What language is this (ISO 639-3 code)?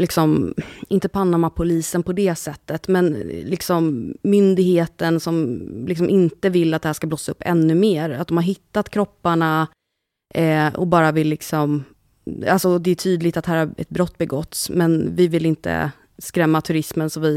swe